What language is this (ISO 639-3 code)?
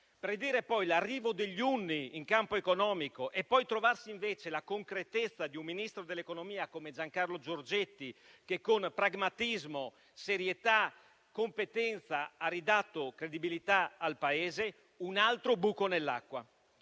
ita